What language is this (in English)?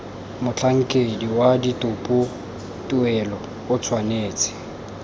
Tswana